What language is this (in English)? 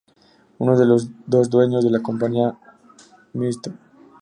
Spanish